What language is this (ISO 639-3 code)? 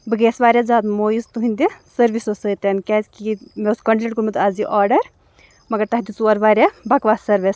kas